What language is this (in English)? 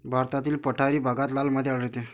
Marathi